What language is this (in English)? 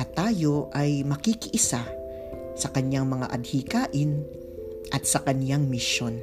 Filipino